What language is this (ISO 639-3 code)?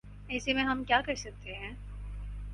urd